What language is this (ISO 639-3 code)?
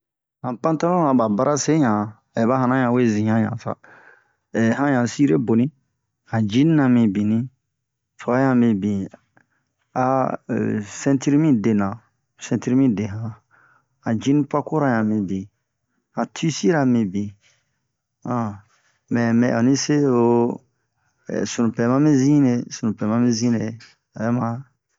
bmq